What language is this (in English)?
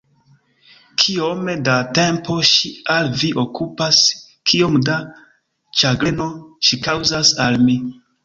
Esperanto